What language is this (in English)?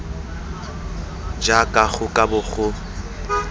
Tswana